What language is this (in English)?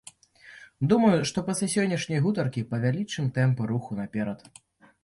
Belarusian